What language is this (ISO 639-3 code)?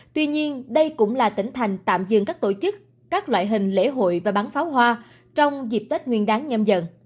vie